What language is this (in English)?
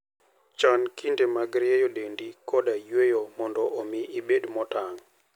Luo (Kenya and Tanzania)